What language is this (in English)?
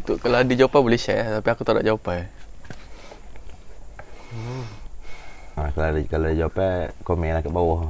Malay